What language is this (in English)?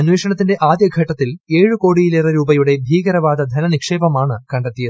Malayalam